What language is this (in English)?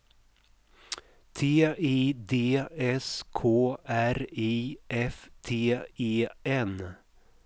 Swedish